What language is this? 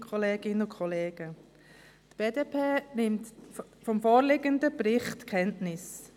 Swiss German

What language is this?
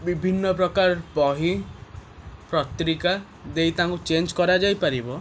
Odia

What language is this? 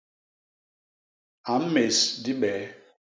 Basaa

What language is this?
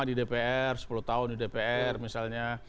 Indonesian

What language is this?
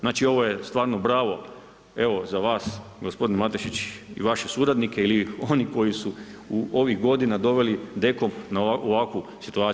Croatian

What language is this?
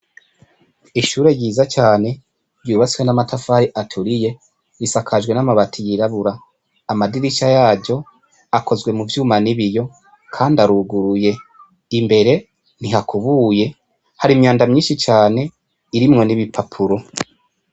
Rundi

